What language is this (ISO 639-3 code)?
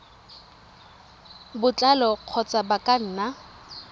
tsn